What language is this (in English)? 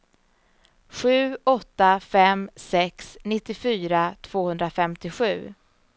Swedish